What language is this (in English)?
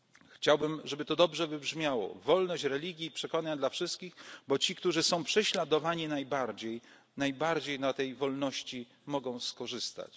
Polish